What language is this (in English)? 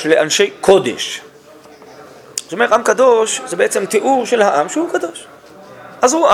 Hebrew